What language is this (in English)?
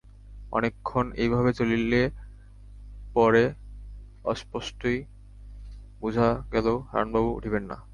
Bangla